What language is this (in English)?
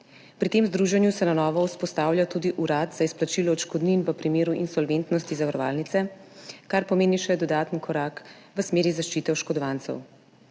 Slovenian